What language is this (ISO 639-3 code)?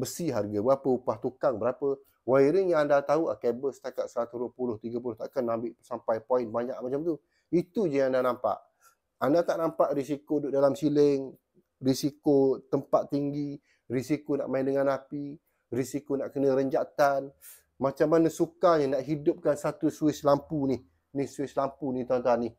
msa